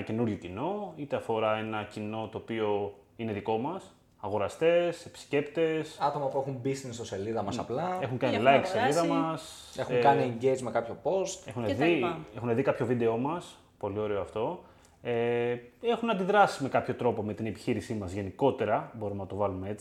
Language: Greek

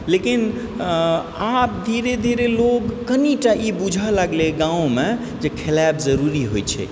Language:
Maithili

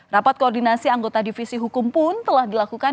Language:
Indonesian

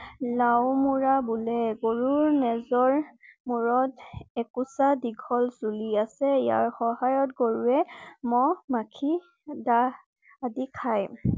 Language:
Assamese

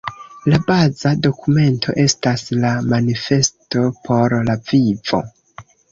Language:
Esperanto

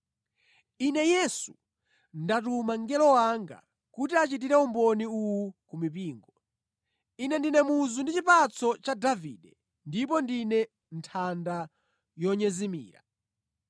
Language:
Nyanja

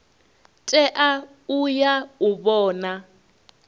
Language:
Venda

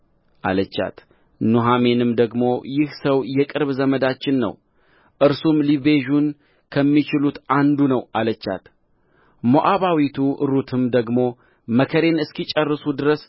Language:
Amharic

